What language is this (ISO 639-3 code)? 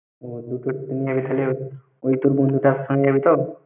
ben